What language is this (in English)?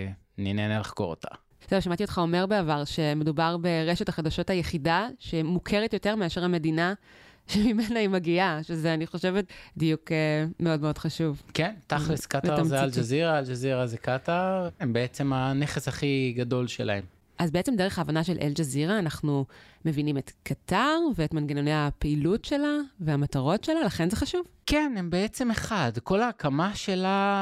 Hebrew